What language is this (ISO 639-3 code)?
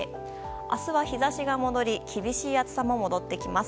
jpn